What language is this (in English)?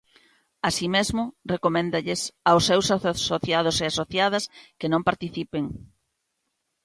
Galician